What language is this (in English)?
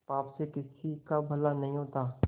Hindi